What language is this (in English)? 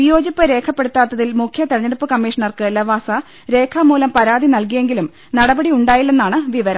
Malayalam